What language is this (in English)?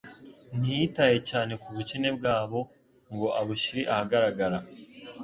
Kinyarwanda